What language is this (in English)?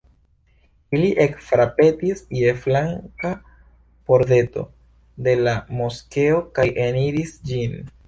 Esperanto